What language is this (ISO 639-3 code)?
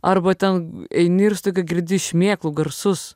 lit